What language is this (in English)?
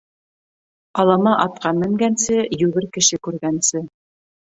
Bashkir